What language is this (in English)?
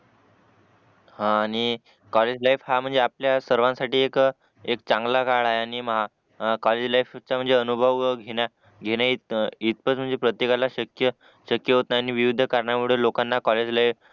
Marathi